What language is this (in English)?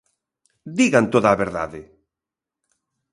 Galician